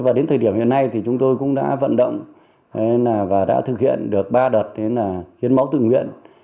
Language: Vietnamese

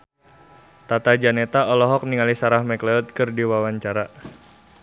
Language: Sundanese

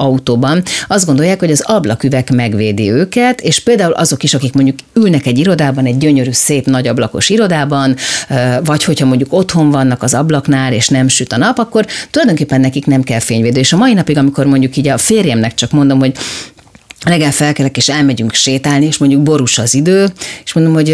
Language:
Hungarian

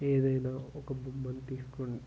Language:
Telugu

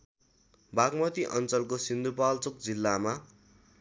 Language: Nepali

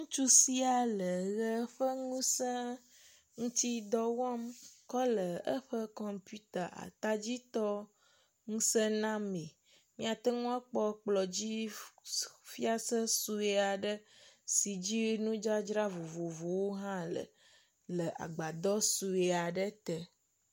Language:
Ewe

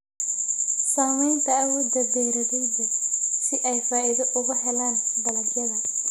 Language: Somali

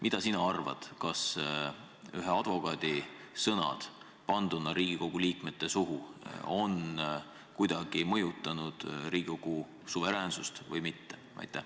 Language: Estonian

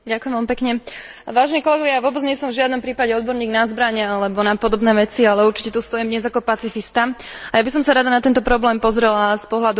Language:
Slovak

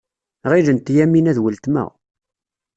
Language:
Kabyle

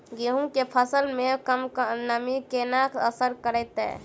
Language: Maithili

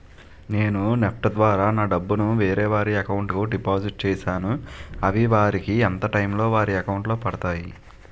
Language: Telugu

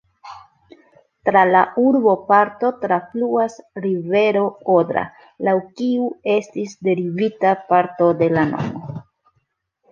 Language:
Esperanto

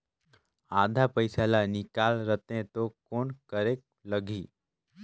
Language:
Chhattisgarhi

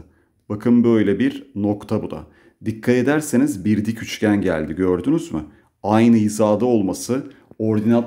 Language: Turkish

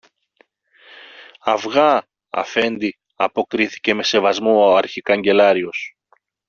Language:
Greek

